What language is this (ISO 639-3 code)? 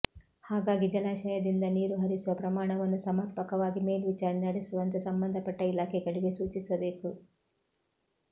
kan